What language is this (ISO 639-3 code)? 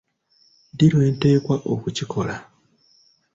lug